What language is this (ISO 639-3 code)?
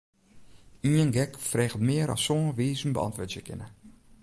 fry